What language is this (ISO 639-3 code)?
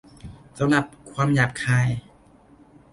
tha